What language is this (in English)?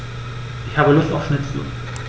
German